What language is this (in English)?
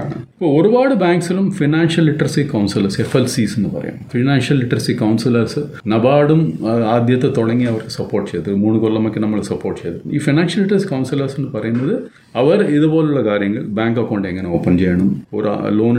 Malayalam